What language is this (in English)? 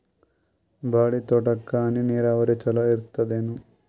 Kannada